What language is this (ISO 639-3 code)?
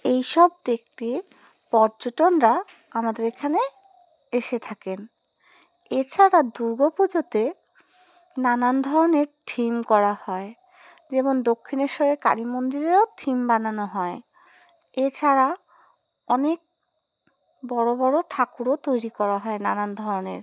ben